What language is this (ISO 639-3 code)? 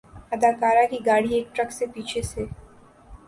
urd